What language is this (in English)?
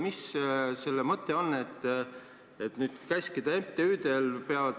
Estonian